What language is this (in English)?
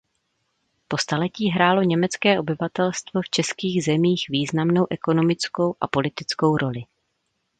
Czech